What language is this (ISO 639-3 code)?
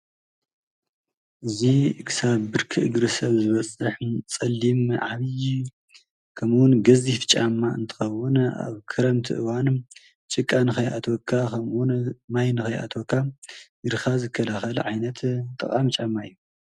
tir